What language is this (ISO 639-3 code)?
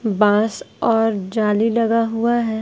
hin